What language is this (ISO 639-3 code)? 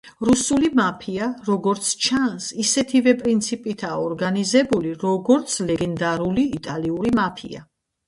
kat